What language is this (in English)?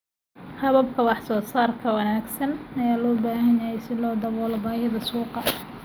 Somali